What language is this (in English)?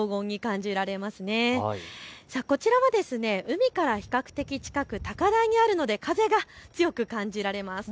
Japanese